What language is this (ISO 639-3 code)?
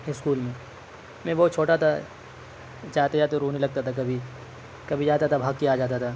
urd